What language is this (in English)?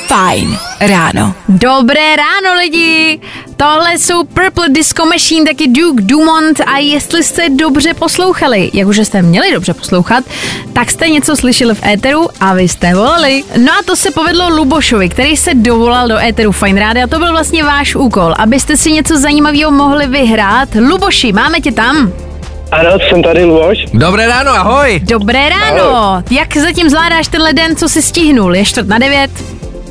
Czech